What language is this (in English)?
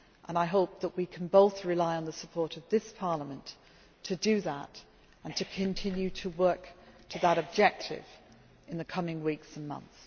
English